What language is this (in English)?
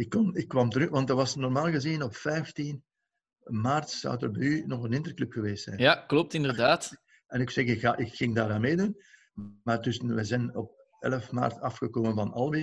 Dutch